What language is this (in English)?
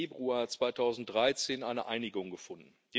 German